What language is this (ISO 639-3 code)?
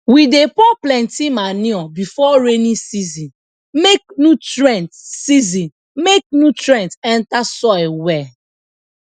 pcm